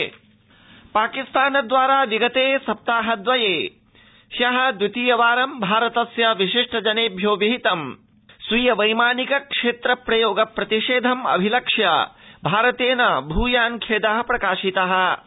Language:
Sanskrit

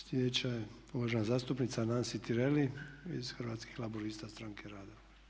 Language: Croatian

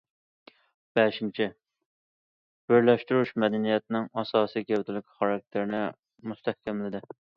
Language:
Uyghur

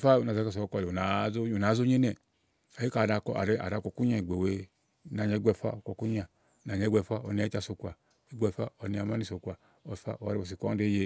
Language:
Igo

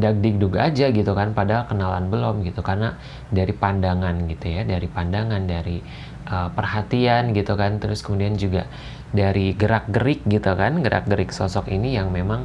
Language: Indonesian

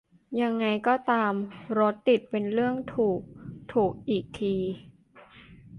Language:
Thai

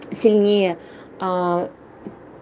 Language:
Russian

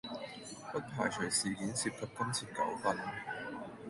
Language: Cantonese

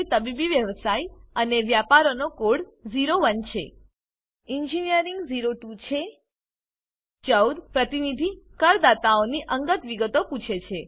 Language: Gujarati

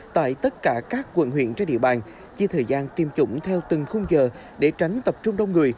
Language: Vietnamese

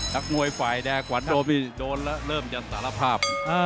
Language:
Thai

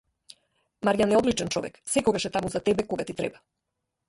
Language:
Macedonian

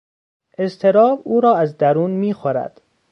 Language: Persian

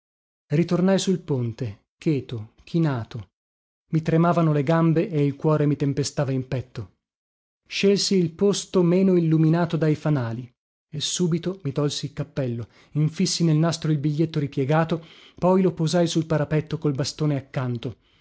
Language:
Italian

